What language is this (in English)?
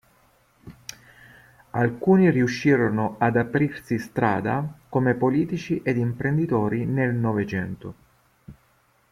Italian